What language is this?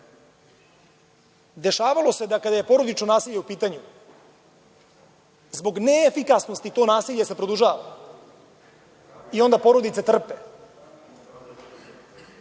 Serbian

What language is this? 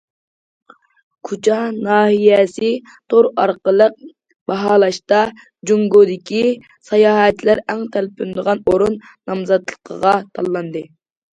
Uyghur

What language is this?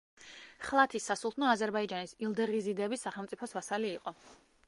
Georgian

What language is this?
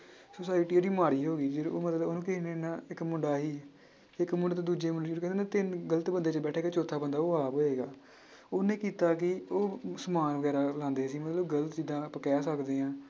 Punjabi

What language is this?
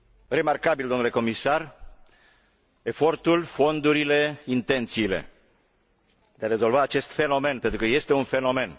Romanian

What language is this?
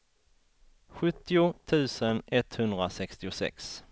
Swedish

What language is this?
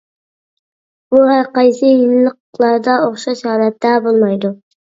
Uyghur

